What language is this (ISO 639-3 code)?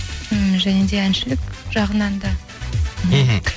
kaz